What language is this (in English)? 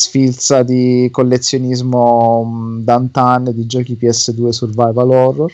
Italian